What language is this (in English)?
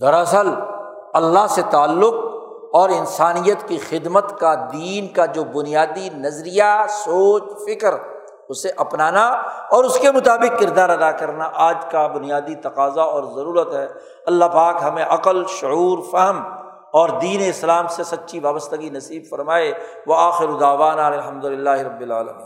Urdu